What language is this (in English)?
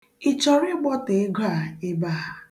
Igbo